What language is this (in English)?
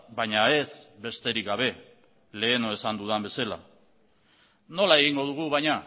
Basque